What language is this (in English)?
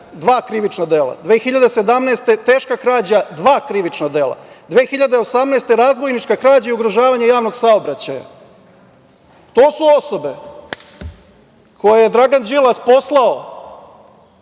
Serbian